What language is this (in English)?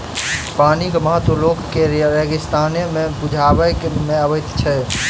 Maithili